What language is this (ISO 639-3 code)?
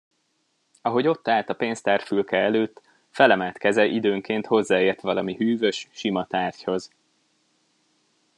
hun